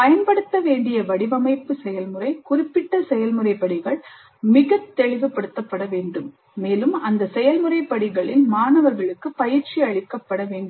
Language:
Tamil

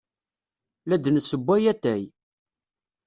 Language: Kabyle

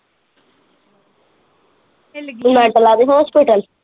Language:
Punjabi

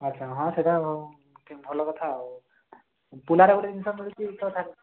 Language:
Odia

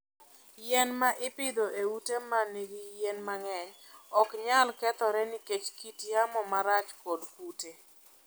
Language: Luo (Kenya and Tanzania)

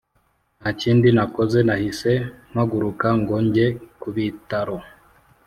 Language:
Kinyarwanda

